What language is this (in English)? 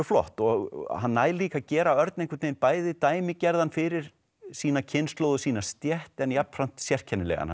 Icelandic